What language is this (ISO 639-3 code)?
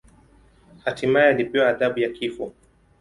swa